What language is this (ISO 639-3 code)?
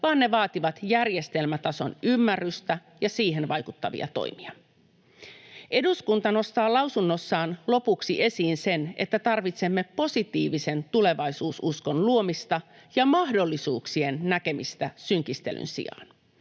fin